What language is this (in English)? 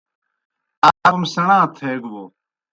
Kohistani Shina